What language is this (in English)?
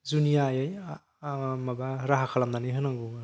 Bodo